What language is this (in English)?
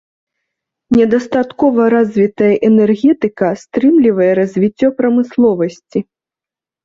Belarusian